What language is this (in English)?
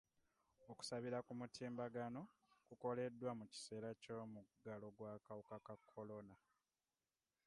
Ganda